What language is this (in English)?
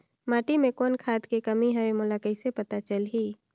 Chhattisgarhi